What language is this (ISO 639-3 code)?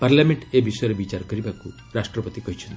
ori